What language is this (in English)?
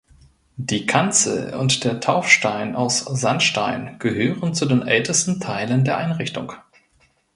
German